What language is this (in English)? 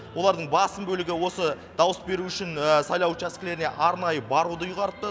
Kazakh